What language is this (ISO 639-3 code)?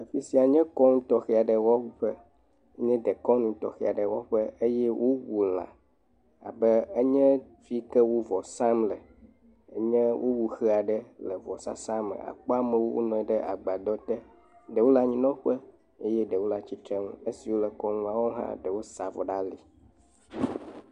ewe